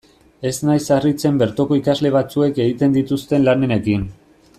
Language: Basque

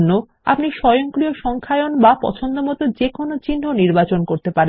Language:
Bangla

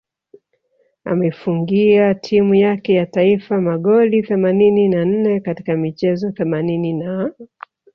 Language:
Swahili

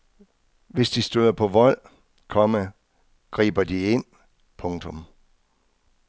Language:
Danish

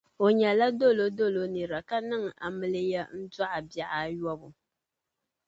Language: Dagbani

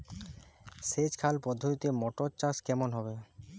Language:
Bangla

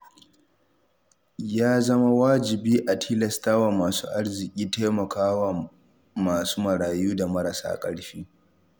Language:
Hausa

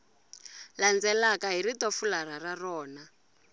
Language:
Tsonga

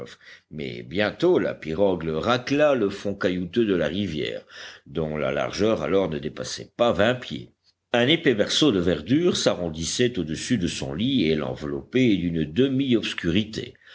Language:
French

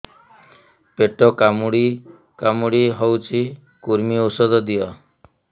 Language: Odia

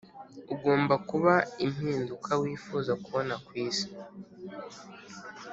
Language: Kinyarwanda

